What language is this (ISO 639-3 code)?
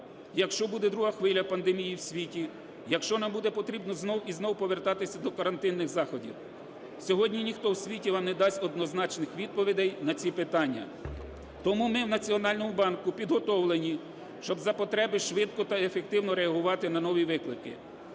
ukr